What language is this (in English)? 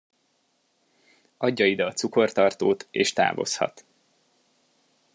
Hungarian